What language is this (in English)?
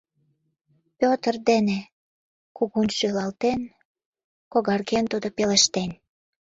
Mari